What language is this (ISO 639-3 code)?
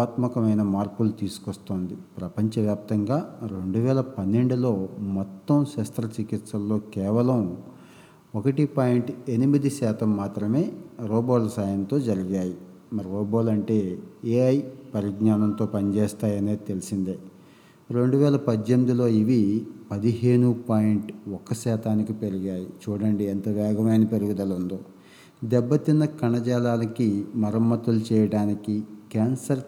tel